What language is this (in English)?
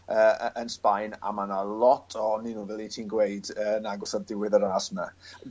Welsh